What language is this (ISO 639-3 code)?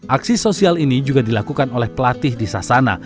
ind